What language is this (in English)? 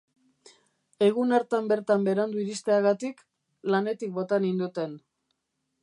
Basque